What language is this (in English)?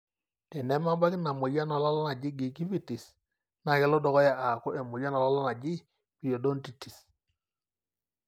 Masai